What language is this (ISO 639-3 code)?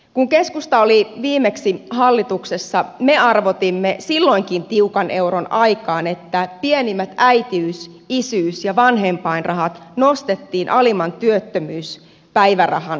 fin